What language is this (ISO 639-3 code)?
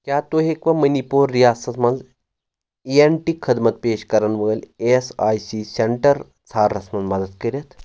kas